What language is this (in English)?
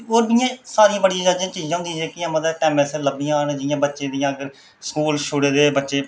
Dogri